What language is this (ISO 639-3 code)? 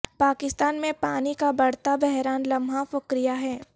urd